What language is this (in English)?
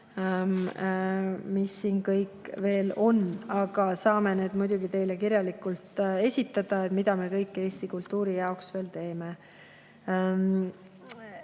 Estonian